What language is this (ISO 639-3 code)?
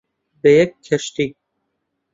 ckb